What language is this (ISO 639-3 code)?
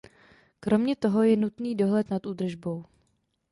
ces